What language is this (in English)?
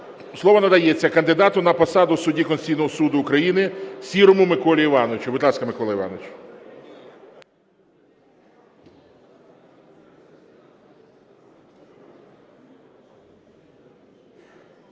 Ukrainian